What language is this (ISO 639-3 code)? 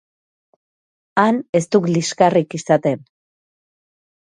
eus